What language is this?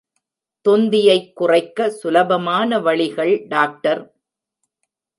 Tamil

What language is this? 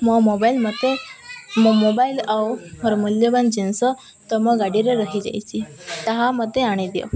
Odia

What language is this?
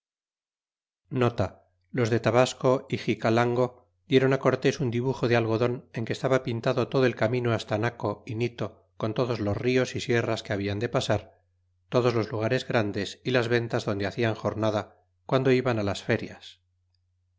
Spanish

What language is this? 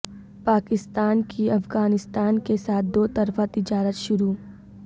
Urdu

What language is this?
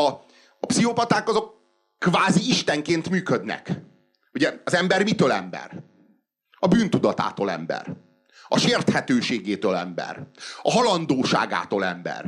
Hungarian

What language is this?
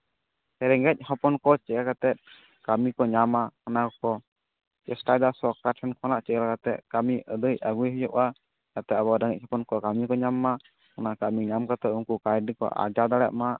Santali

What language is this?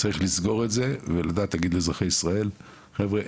Hebrew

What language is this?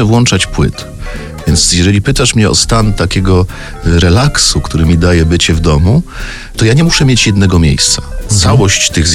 Polish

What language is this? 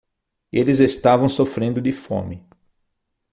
Portuguese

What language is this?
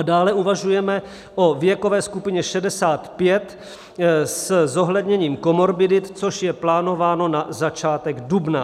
Czech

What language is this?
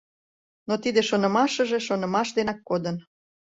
Mari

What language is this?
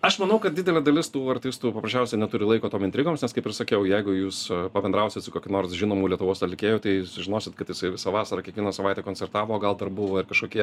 Lithuanian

